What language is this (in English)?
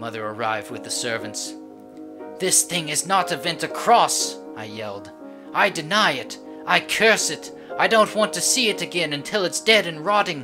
English